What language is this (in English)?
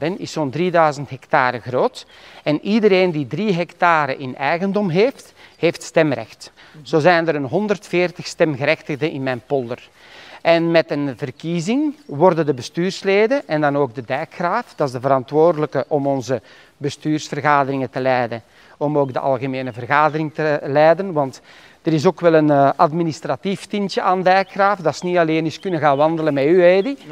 Dutch